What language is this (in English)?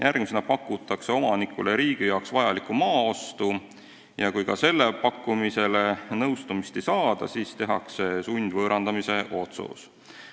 Estonian